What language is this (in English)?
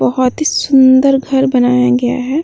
Bhojpuri